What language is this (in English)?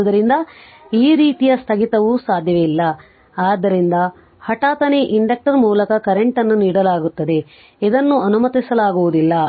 Kannada